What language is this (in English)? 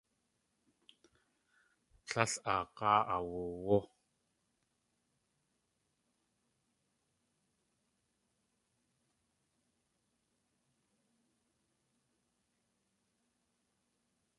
Tlingit